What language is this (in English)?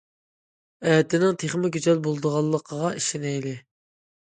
Uyghur